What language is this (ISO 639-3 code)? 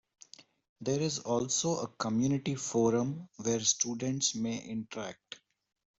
eng